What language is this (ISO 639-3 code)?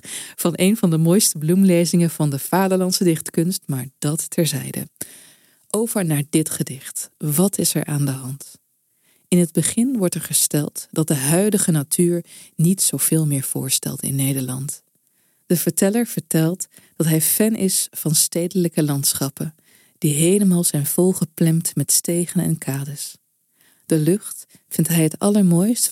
nld